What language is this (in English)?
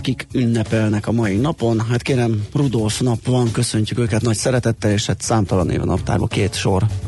Hungarian